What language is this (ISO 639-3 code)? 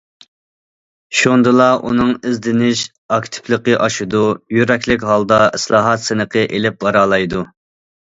uig